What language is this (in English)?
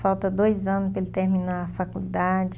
Portuguese